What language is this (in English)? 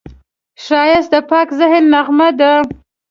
Pashto